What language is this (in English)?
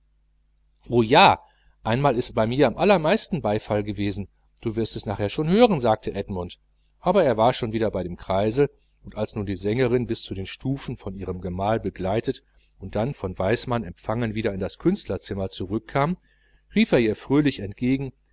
German